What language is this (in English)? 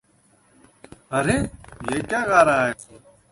Hindi